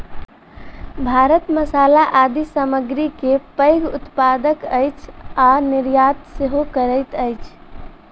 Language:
Maithili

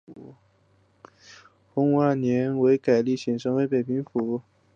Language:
Chinese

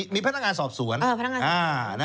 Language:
Thai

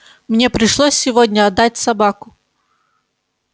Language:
Russian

